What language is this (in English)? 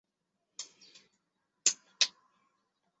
Chinese